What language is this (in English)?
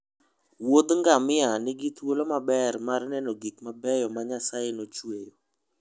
Luo (Kenya and Tanzania)